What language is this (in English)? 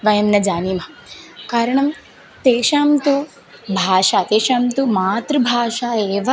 Sanskrit